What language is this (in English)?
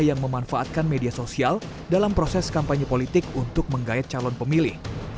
Indonesian